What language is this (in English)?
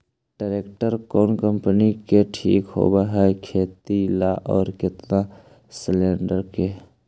Magahi